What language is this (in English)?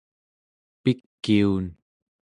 Central Yupik